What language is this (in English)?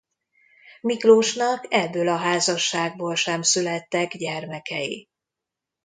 Hungarian